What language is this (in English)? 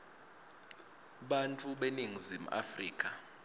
Swati